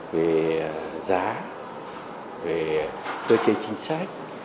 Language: Vietnamese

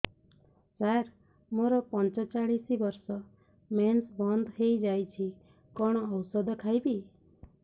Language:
Odia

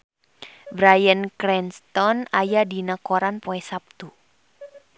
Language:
Sundanese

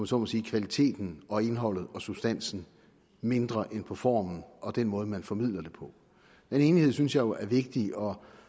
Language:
Danish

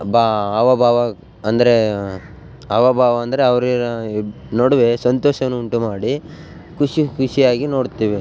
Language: Kannada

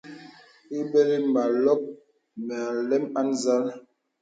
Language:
Bebele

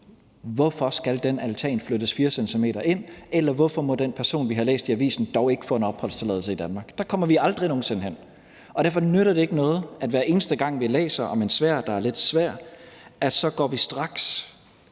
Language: Danish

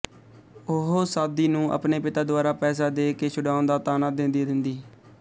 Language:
Punjabi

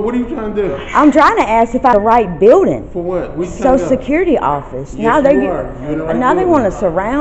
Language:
English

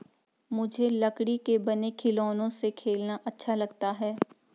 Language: Hindi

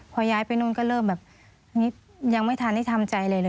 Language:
Thai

